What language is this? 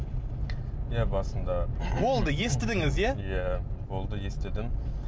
Kazakh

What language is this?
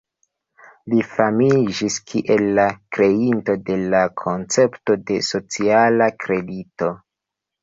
Esperanto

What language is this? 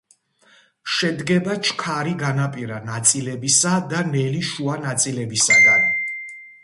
Georgian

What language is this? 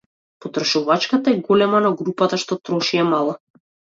Macedonian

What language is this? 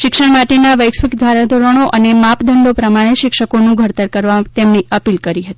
Gujarati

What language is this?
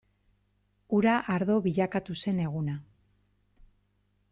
Basque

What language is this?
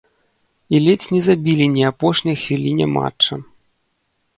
Belarusian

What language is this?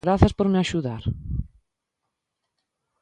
Galician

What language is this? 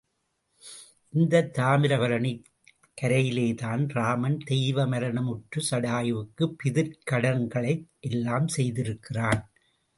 Tamil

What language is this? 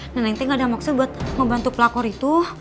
Indonesian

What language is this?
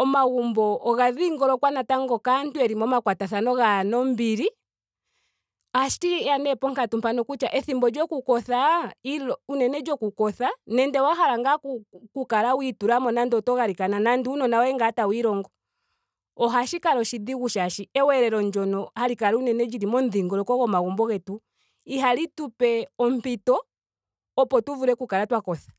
Ndonga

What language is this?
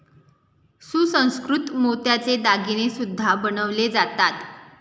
Marathi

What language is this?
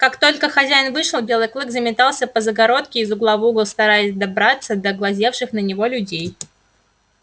Russian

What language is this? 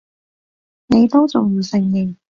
Cantonese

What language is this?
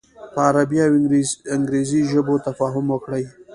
Pashto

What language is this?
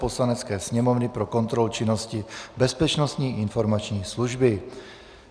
Czech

